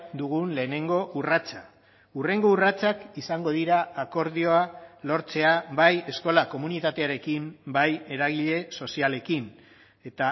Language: Basque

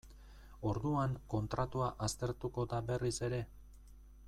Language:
Basque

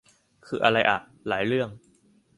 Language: Thai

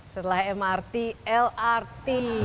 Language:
Indonesian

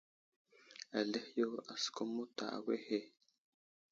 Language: Wuzlam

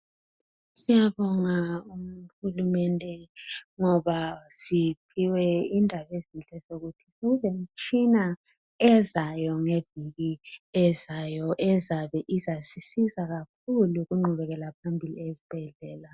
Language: North Ndebele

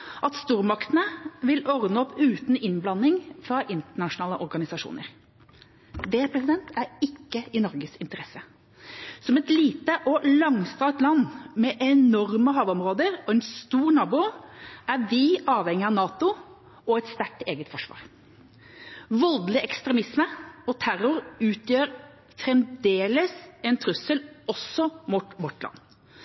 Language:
Norwegian Bokmål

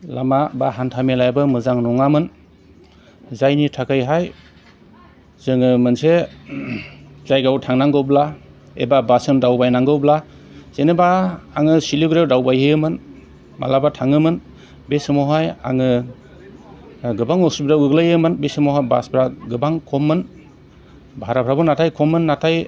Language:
Bodo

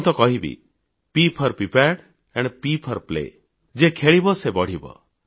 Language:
Odia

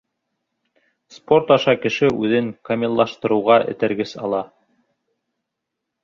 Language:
Bashkir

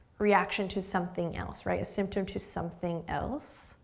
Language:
English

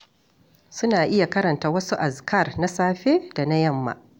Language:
Hausa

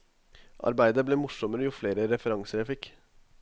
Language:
Norwegian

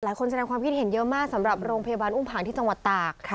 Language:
Thai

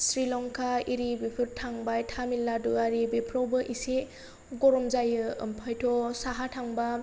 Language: Bodo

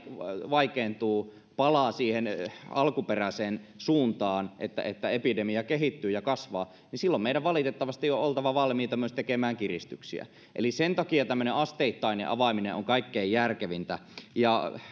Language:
Finnish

